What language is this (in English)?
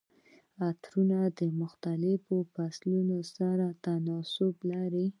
Pashto